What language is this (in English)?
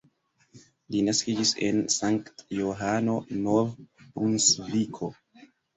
Esperanto